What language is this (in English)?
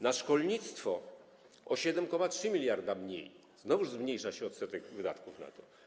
Polish